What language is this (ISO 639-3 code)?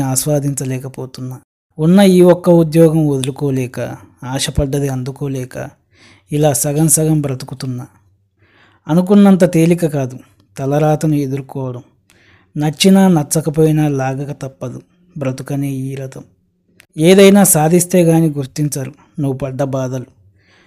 tel